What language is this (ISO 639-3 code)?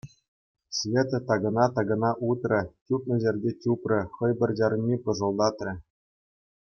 chv